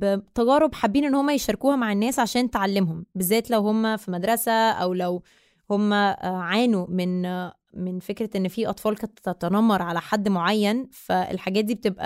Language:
Arabic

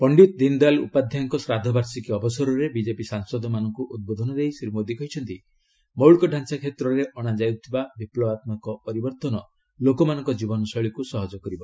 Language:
Odia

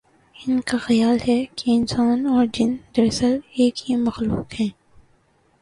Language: Urdu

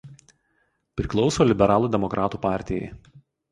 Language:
Lithuanian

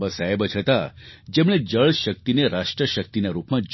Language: Gujarati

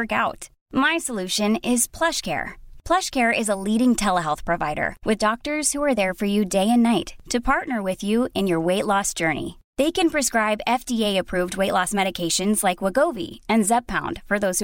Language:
Swedish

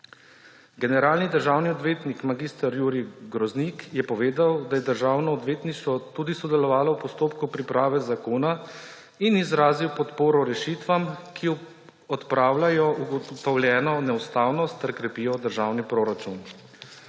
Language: Slovenian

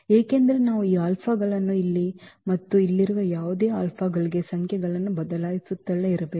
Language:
Kannada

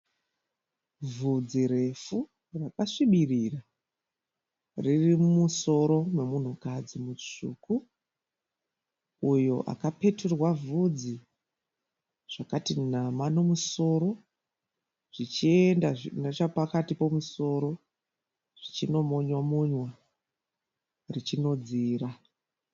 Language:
Shona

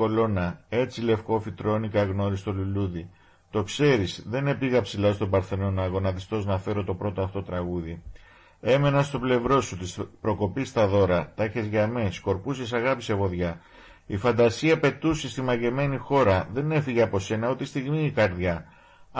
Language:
Greek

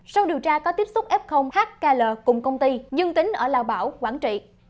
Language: Vietnamese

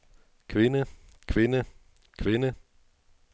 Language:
Danish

